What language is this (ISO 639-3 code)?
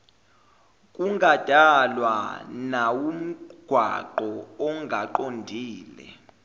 zul